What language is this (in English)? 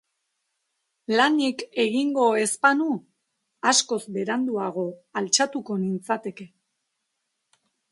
Basque